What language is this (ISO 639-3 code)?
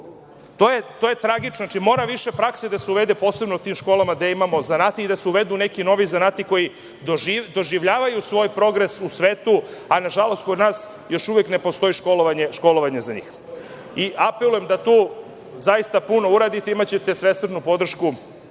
srp